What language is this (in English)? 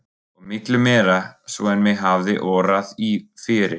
Icelandic